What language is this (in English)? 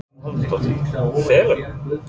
Icelandic